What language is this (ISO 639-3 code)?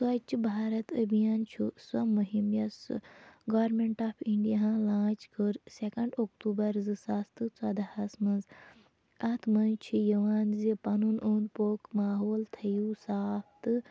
kas